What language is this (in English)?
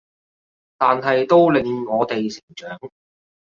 Cantonese